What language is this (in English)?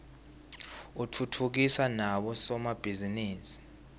Swati